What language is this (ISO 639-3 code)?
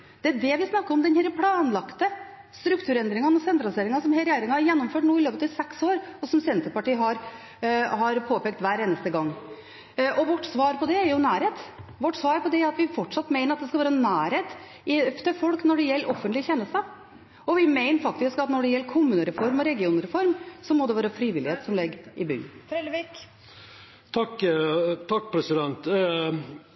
nob